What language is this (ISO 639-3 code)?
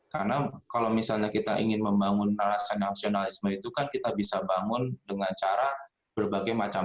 ind